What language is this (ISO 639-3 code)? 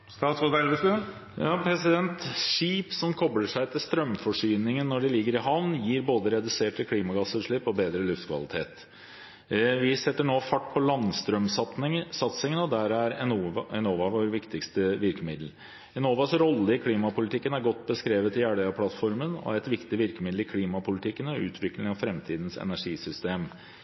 nob